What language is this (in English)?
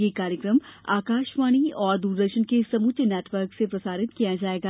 Hindi